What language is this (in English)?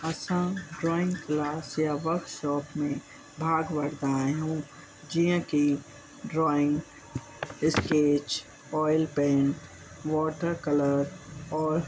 Sindhi